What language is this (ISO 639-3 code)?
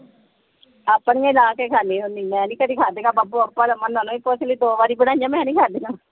pan